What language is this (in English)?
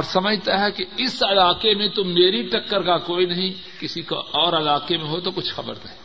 Urdu